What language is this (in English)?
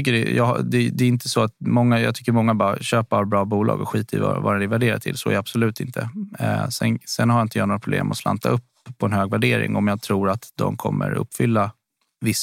Swedish